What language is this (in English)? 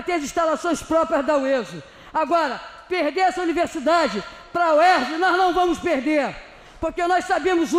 Portuguese